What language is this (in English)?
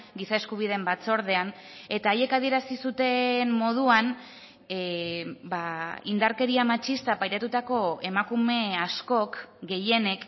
Basque